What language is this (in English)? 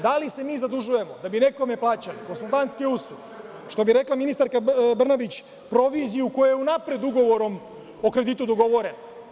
Serbian